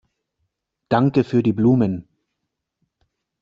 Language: German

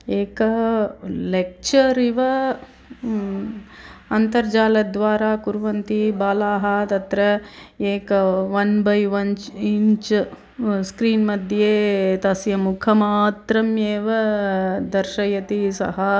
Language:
Sanskrit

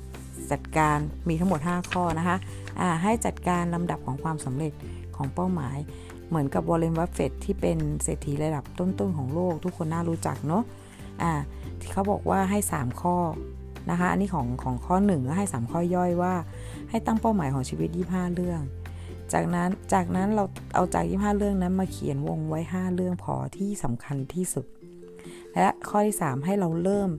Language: Thai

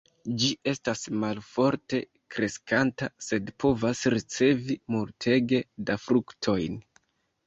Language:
Esperanto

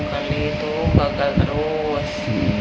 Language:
Indonesian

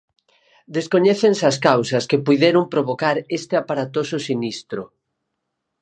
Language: Galician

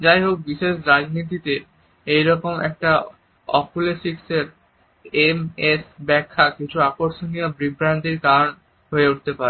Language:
Bangla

